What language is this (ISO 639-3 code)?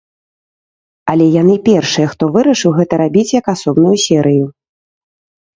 bel